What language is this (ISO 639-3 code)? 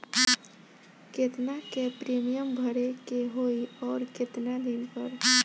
bho